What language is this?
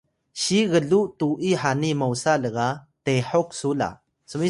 Atayal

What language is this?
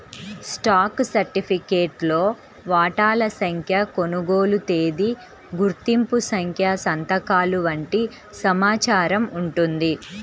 Telugu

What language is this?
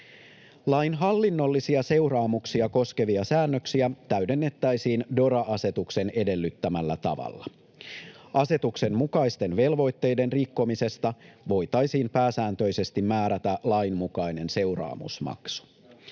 Finnish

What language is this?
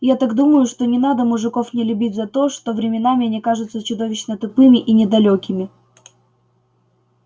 Russian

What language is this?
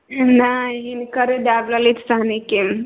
Maithili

